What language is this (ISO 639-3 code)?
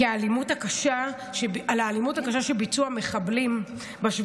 heb